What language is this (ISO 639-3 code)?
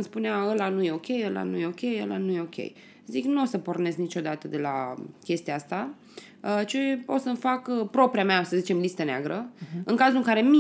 ron